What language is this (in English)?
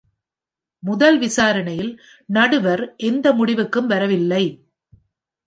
Tamil